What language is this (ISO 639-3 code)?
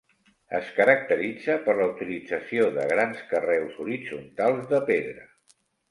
cat